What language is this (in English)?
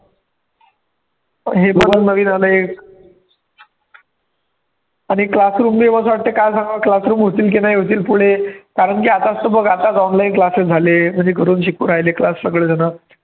Marathi